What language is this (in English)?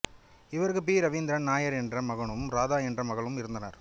Tamil